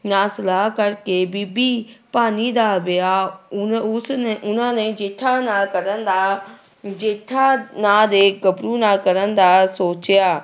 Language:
Punjabi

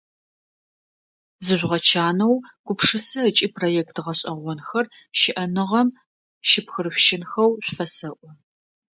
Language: Adyghe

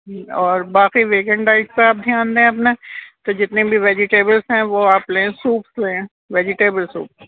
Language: Urdu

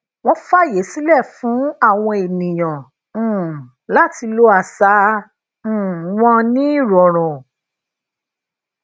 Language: Yoruba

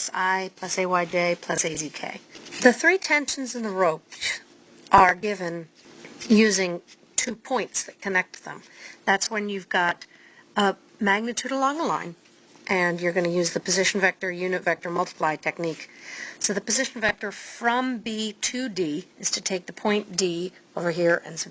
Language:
English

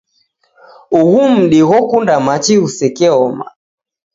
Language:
Taita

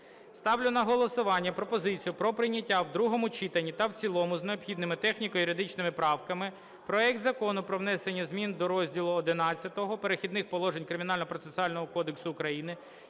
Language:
Ukrainian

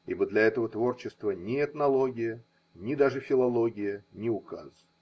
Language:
Russian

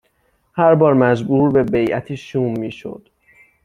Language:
Persian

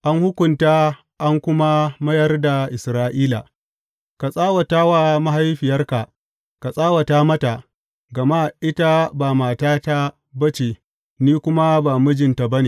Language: Hausa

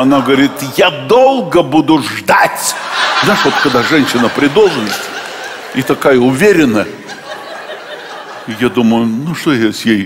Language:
Russian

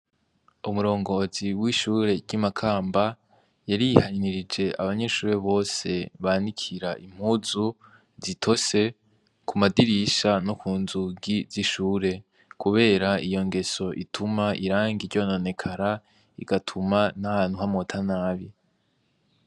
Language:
Rundi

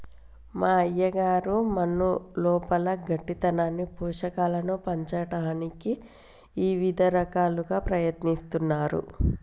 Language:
Telugu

